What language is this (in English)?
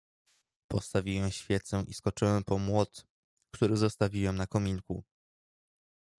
Polish